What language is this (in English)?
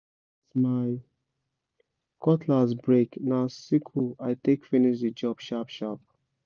Nigerian Pidgin